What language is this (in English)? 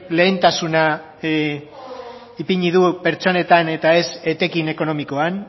Basque